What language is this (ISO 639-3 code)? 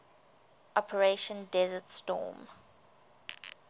eng